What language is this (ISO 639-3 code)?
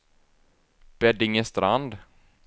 swe